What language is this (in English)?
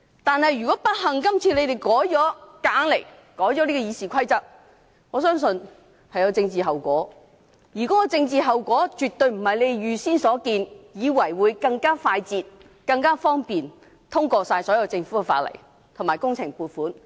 Cantonese